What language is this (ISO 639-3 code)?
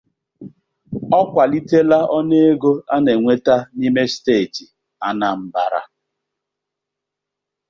ibo